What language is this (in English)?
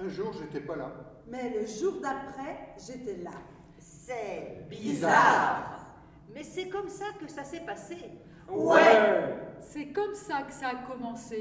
French